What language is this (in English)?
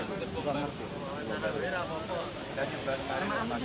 Indonesian